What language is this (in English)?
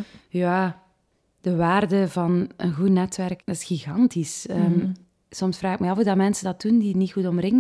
Dutch